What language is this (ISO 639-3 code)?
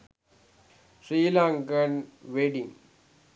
sin